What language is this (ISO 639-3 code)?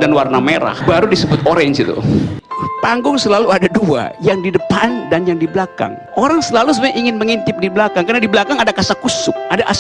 ind